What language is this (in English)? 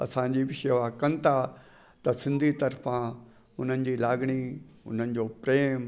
Sindhi